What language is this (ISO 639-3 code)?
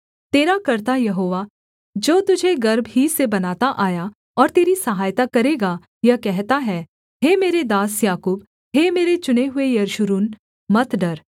hin